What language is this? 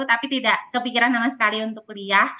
Indonesian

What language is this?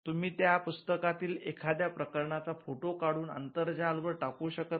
Marathi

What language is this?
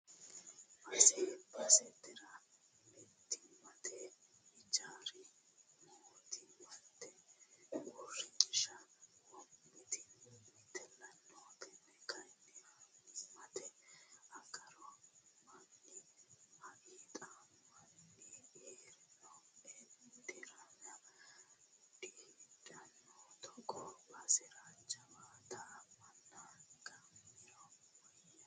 Sidamo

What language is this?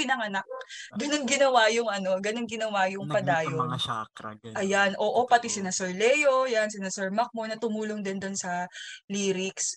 Filipino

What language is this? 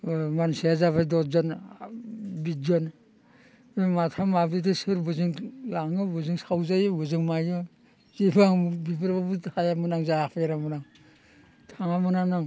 Bodo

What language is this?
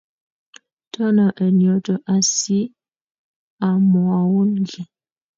Kalenjin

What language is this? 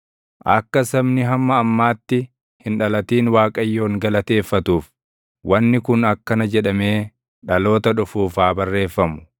Oromo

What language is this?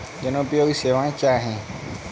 Hindi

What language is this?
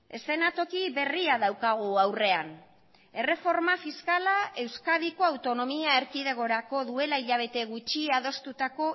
Basque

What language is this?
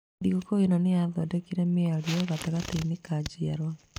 Kikuyu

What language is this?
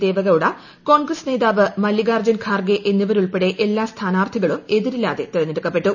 Malayalam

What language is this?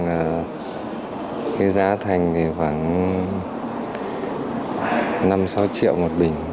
Vietnamese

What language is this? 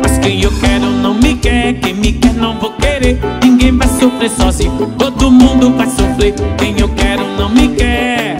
Portuguese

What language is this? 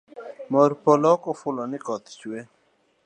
Luo (Kenya and Tanzania)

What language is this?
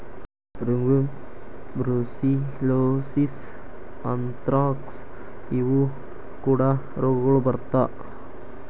Kannada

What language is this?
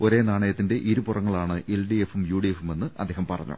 Malayalam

